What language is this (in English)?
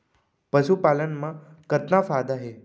Chhattisgarhi